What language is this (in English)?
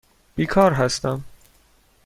Persian